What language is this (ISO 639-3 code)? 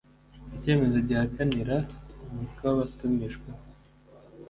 kin